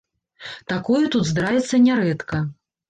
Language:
Belarusian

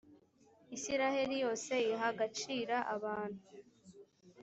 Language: Kinyarwanda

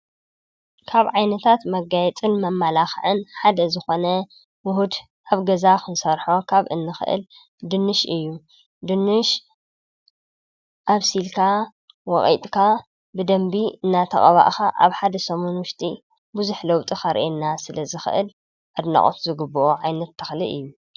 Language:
Tigrinya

